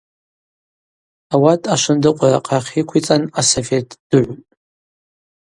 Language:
Abaza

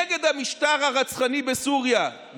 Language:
Hebrew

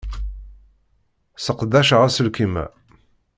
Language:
Kabyle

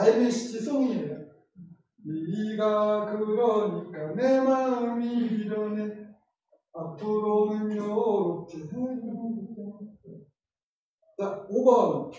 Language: Korean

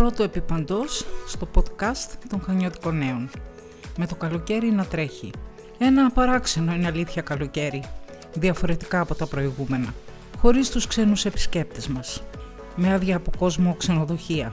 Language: Greek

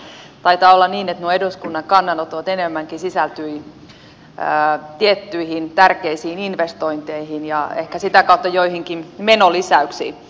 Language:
Finnish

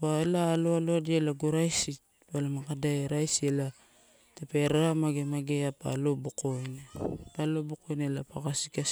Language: Torau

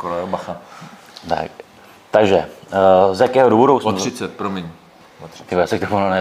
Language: Czech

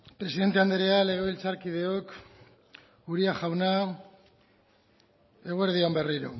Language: Basque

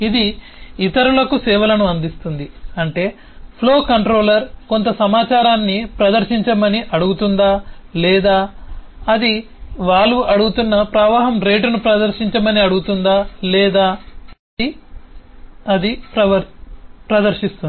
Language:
Telugu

